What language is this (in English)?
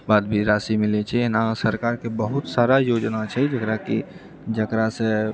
Maithili